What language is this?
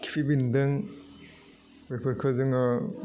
Bodo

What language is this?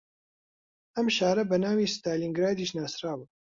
Central Kurdish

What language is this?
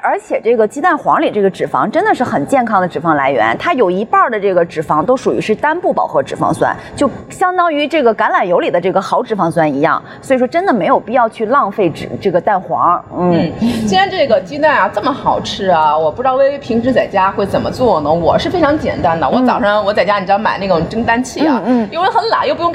Chinese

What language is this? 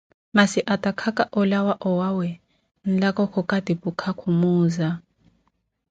Koti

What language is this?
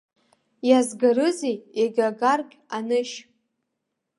Abkhazian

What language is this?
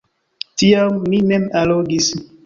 Esperanto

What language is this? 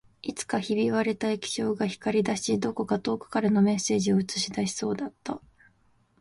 Japanese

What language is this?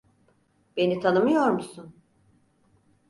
Turkish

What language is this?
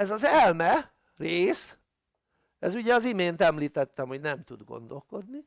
Hungarian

